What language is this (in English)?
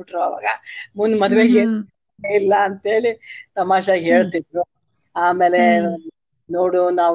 Kannada